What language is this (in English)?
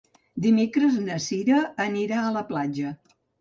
Catalan